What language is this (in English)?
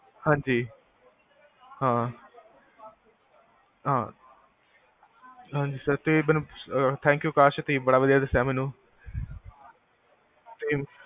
Punjabi